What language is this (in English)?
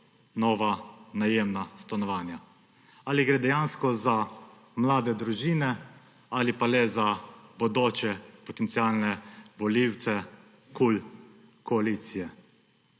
Slovenian